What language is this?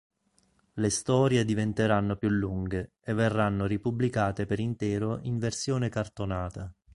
Italian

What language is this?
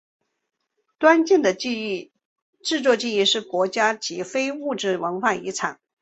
Chinese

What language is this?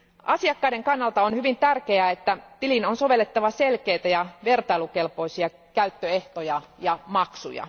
Finnish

